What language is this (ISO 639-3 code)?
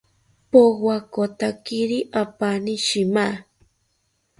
cpy